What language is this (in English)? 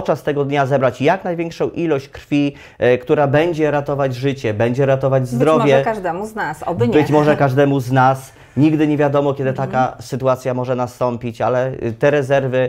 Polish